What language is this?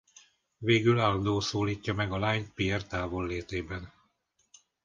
Hungarian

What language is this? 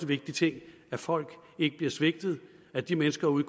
Danish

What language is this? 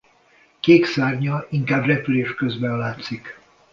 Hungarian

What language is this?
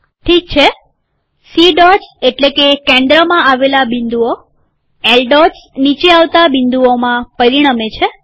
Gujarati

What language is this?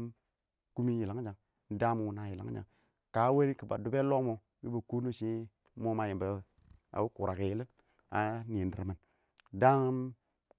Awak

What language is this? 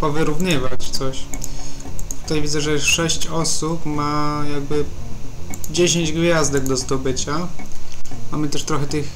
Polish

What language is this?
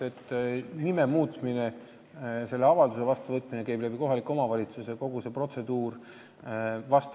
Estonian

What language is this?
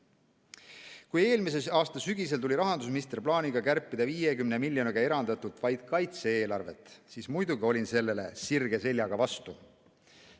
Estonian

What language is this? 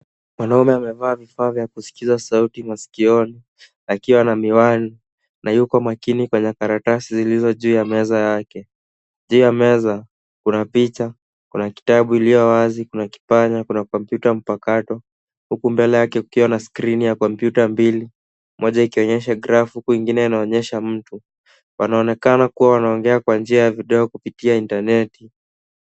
Swahili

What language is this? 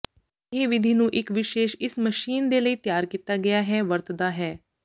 Punjabi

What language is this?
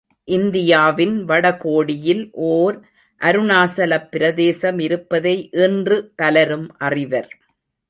Tamil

